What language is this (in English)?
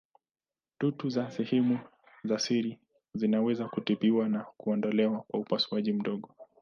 Swahili